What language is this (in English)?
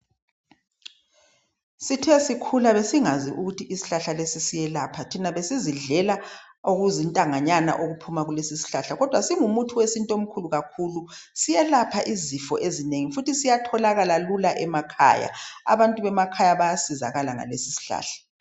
North Ndebele